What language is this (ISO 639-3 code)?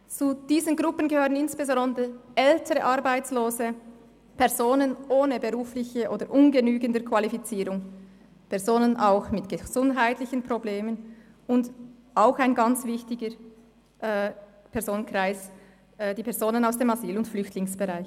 gsw